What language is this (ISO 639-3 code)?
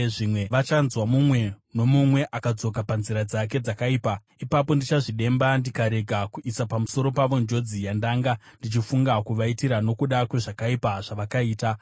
sna